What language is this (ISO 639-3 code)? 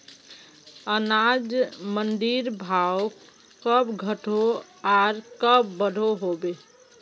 mag